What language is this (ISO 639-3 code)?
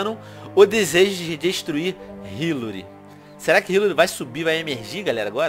por